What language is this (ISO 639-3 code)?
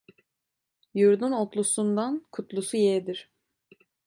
tur